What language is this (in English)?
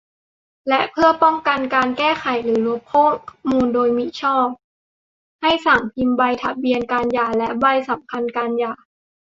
Thai